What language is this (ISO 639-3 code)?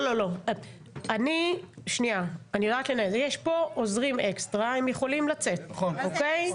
heb